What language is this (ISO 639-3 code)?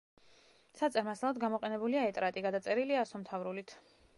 kat